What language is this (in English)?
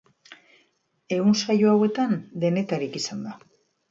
Basque